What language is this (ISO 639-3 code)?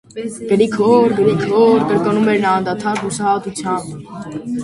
hye